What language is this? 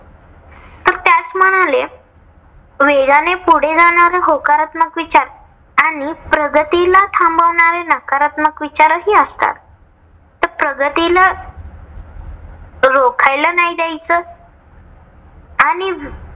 Marathi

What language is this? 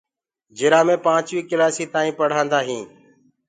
Gurgula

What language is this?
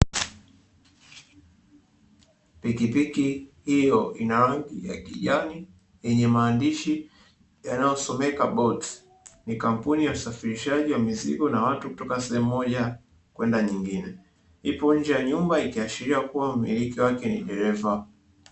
Swahili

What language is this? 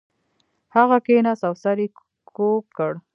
Pashto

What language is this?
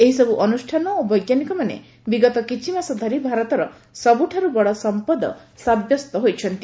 Odia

